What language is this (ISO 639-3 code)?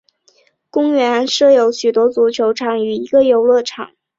zho